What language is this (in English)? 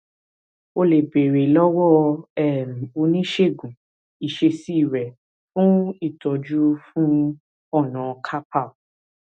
Yoruba